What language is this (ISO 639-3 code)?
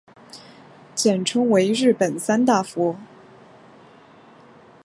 zho